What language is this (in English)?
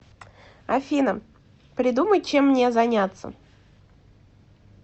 Russian